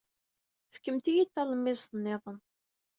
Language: Kabyle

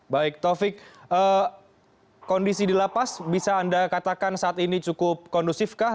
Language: Indonesian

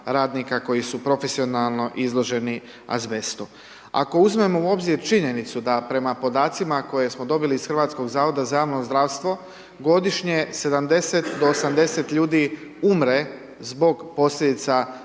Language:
Croatian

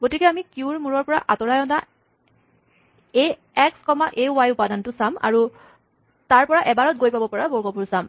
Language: Assamese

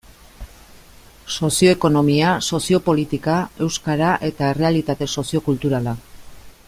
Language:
Basque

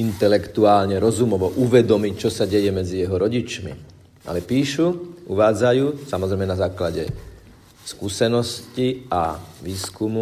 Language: Slovak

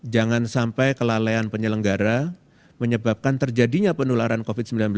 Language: Indonesian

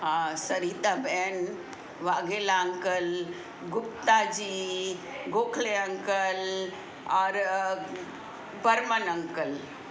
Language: Sindhi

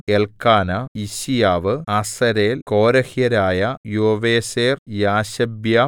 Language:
Malayalam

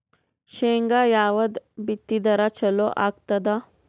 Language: Kannada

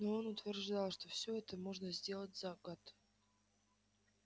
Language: Russian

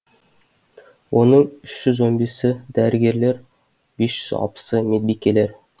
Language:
Kazakh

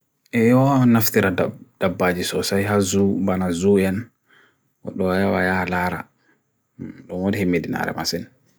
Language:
Bagirmi Fulfulde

